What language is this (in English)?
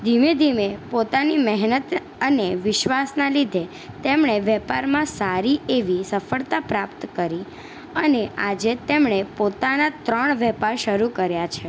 Gujarati